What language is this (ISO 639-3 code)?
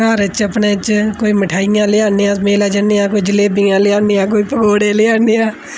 doi